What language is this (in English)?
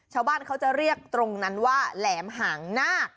Thai